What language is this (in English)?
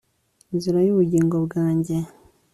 Kinyarwanda